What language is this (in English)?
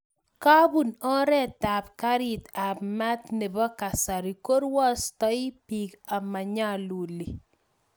Kalenjin